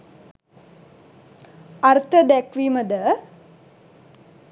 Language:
Sinhala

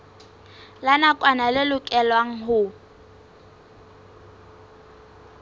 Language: Southern Sotho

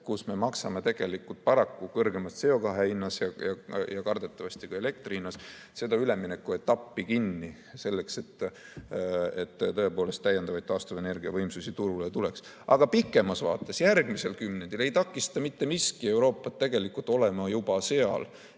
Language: Estonian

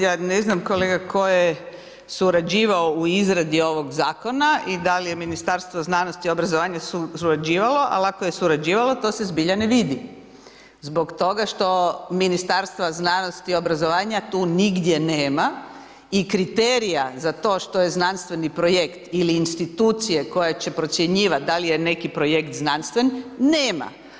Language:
Croatian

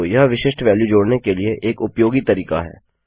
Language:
Hindi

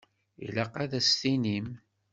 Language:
Kabyle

